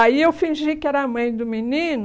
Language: Portuguese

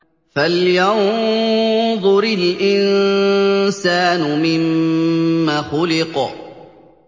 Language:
Arabic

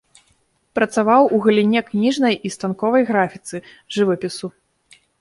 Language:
Belarusian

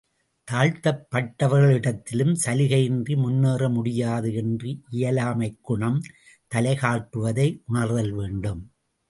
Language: Tamil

